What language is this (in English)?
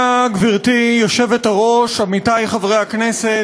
Hebrew